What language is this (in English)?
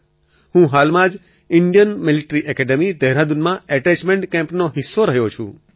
Gujarati